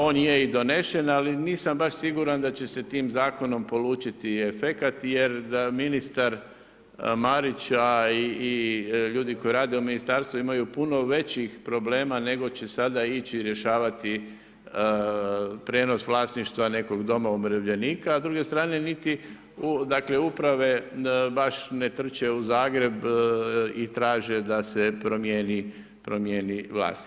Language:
Croatian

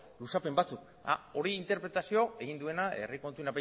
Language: Basque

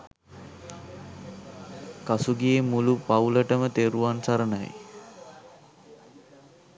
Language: Sinhala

